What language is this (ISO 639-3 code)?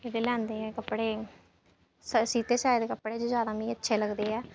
doi